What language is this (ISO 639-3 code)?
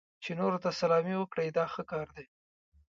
pus